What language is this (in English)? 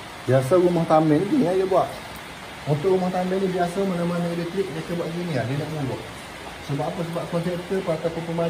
Malay